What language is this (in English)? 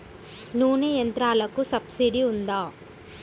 Telugu